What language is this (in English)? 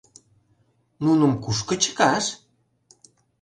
Mari